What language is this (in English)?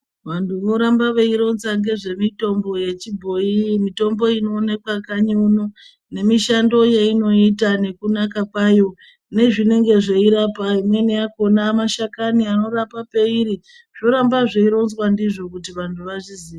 Ndau